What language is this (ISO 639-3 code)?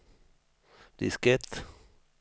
swe